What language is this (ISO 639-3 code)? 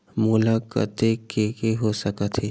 hne